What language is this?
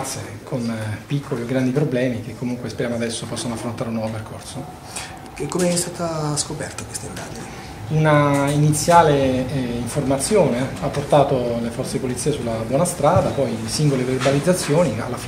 Italian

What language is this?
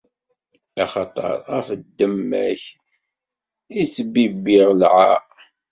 Kabyle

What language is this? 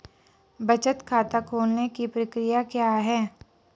Hindi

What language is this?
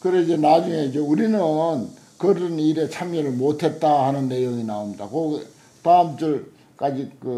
Korean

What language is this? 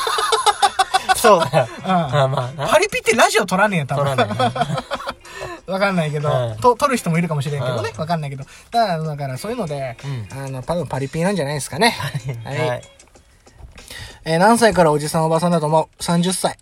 Japanese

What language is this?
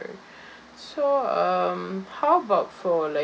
English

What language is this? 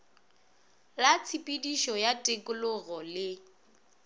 Northern Sotho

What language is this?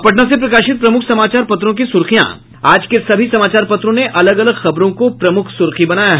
Hindi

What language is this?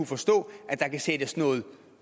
Danish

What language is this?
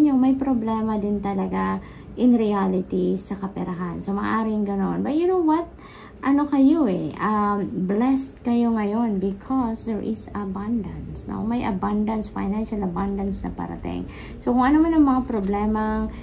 Filipino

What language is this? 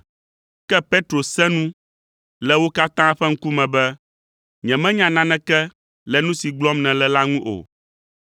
Ewe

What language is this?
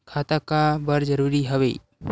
Chhattisgarhi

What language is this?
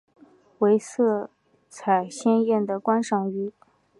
Chinese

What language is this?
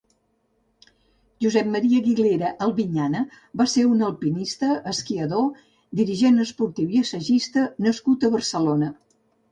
Catalan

